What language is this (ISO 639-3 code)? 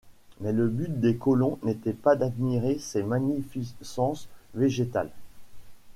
fra